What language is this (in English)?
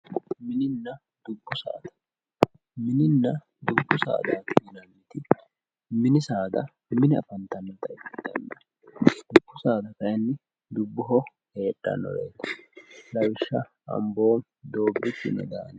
Sidamo